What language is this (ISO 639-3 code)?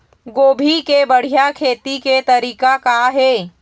hne